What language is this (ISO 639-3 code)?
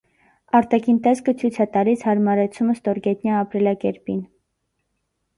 hye